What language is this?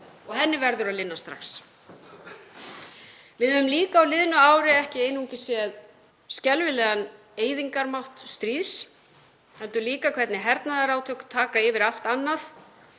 Icelandic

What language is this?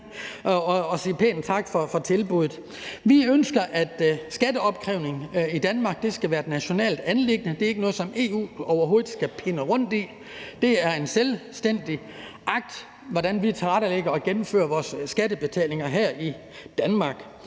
Danish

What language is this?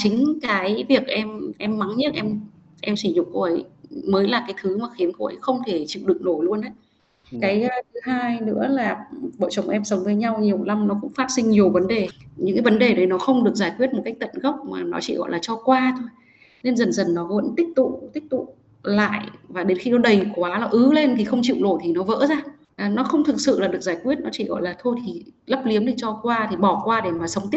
Vietnamese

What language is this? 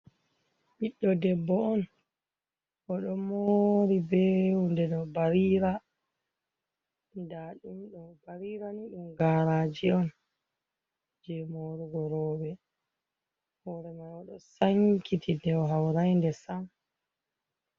Fula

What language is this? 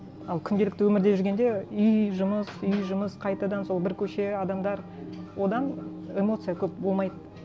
Kazakh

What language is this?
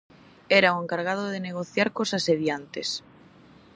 Galician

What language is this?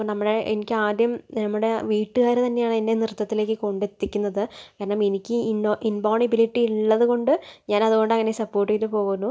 Malayalam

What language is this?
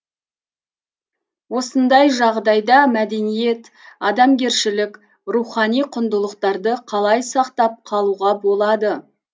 Kazakh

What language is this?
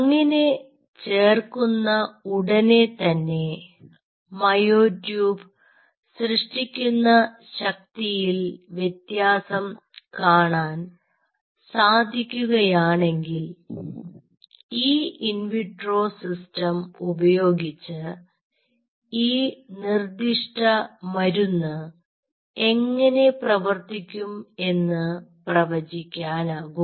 Malayalam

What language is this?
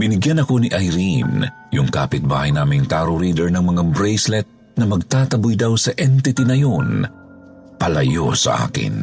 Filipino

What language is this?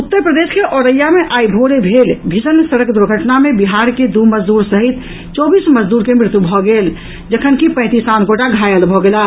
Maithili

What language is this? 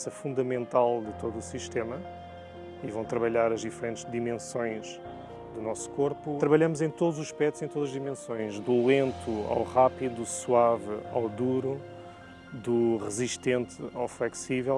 Portuguese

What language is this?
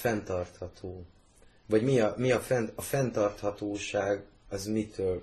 Hungarian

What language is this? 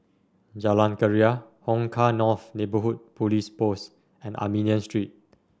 English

